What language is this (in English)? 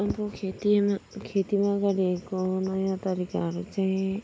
Nepali